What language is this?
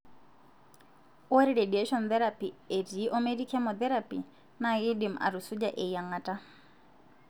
Masai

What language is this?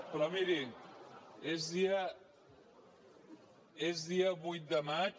Catalan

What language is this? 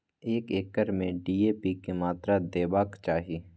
Maithili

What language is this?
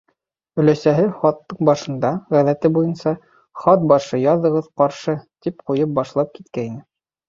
Bashkir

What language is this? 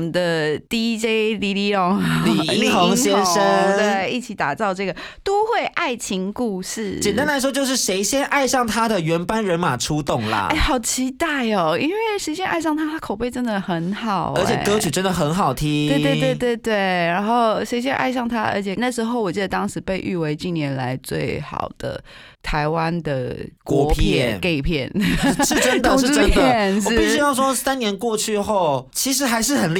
Chinese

